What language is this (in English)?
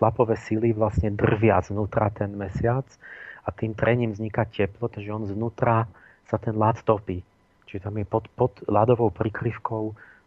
Slovak